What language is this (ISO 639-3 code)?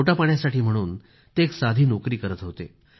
mar